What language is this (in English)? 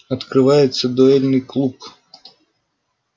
Russian